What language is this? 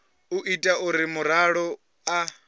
Venda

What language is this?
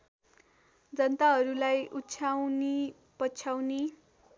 Nepali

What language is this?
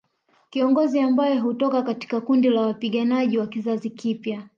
Swahili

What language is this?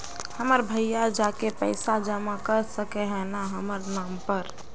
Magahi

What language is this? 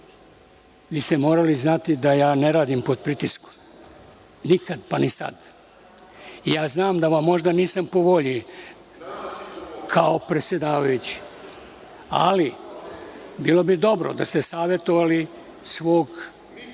Serbian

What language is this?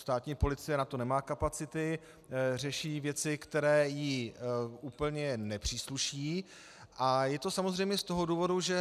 Czech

